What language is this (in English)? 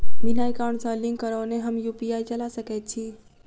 Maithili